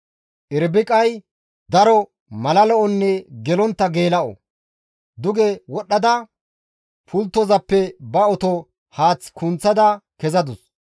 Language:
Gamo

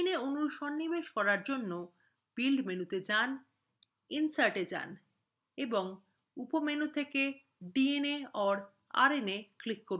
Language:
Bangla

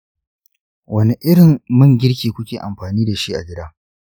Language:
Hausa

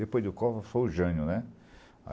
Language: Portuguese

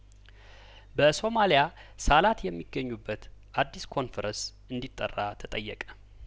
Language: Amharic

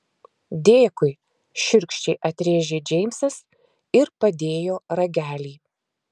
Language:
Lithuanian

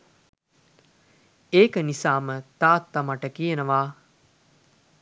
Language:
Sinhala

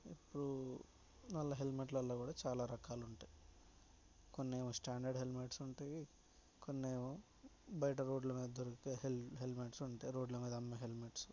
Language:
Telugu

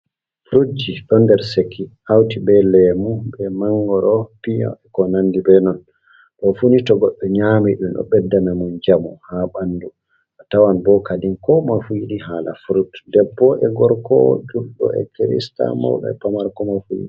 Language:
Fula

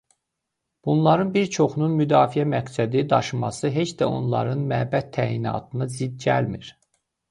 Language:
Azerbaijani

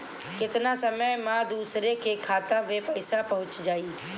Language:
Bhojpuri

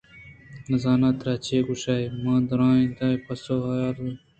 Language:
Eastern Balochi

